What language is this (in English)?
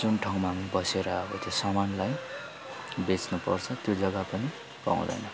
Nepali